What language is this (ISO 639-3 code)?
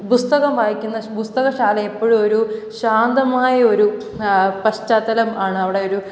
mal